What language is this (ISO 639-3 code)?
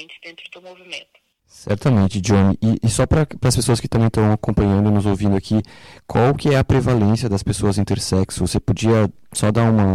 por